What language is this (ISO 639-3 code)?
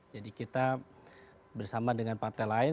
ind